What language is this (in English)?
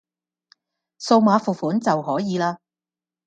Cantonese